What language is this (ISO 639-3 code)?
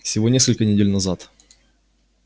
rus